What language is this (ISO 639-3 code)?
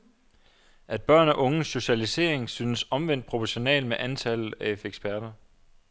dan